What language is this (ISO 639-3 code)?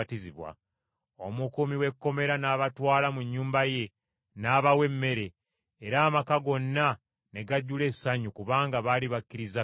lug